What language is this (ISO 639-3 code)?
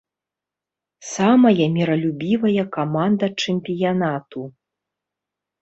bel